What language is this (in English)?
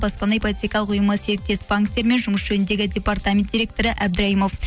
Kazakh